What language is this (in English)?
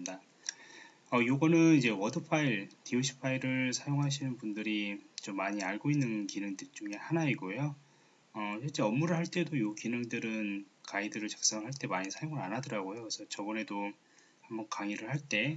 Korean